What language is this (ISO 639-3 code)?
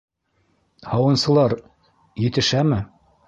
bak